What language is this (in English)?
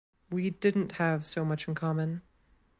English